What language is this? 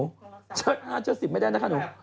Thai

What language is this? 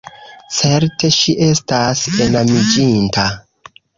Esperanto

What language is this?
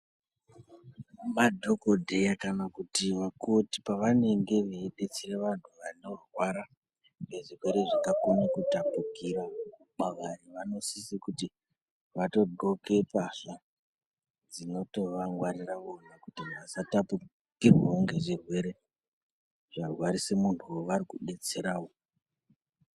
Ndau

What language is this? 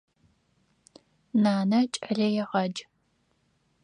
Adyghe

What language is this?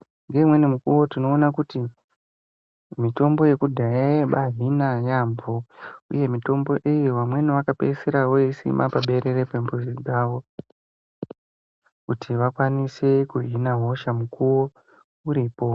Ndau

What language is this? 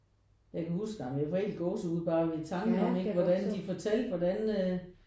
Danish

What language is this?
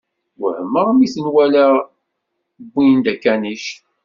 Kabyle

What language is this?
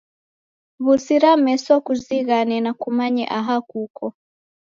Taita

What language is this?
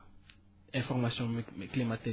Wolof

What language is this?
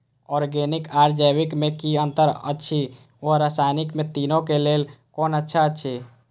Maithili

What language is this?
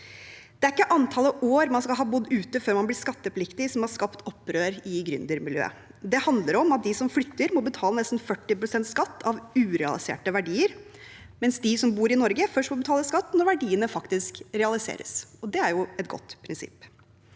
Norwegian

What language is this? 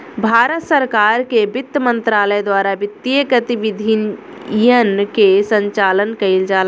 Bhojpuri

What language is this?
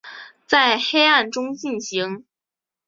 Chinese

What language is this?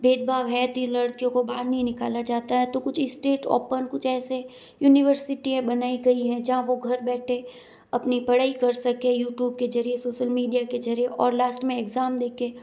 Hindi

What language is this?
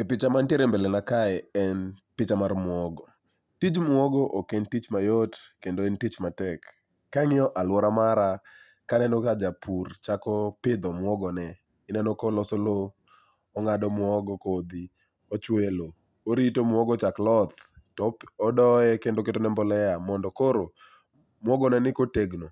Luo (Kenya and Tanzania)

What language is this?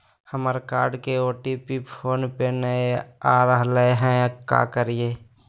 Magahi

